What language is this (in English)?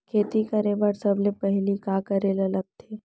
Chhattisgarhi